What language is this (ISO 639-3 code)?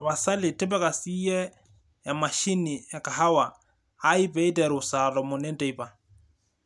mas